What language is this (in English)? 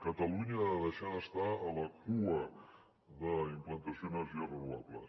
Catalan